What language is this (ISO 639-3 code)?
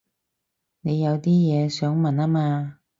yue